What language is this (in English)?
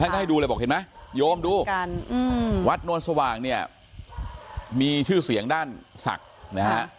Thai